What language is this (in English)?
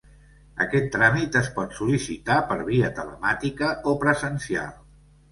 Catalan